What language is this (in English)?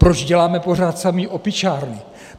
Czech